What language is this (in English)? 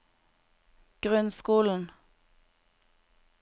Norwegian